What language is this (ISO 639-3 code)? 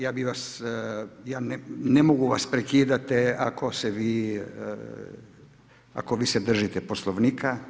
hrv